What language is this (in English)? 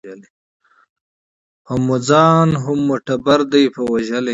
Pashto